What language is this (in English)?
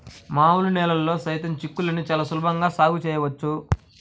Telugu